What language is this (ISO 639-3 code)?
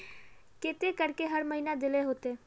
mag